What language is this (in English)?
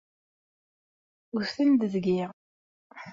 Kabyle